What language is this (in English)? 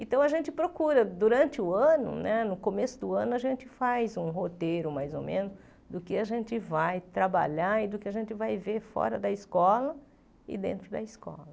Portuguese